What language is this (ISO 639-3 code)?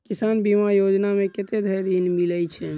mai